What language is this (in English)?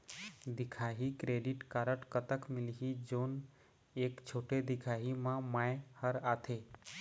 Chhattisgarhi